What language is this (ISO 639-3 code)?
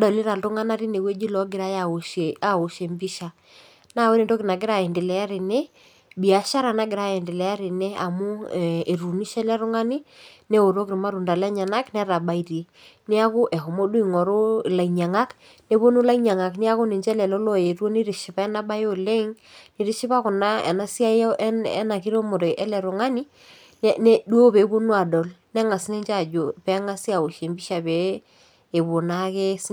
mas